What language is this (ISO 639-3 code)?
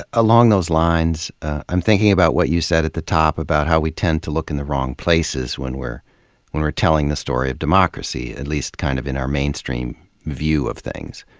eng